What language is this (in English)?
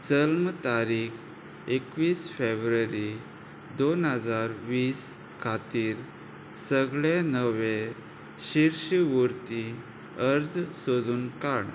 Konkani